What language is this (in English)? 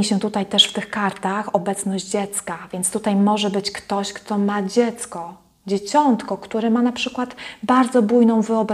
Polish